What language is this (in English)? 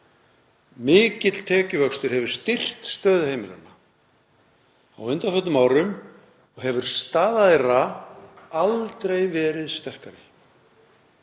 Icelandic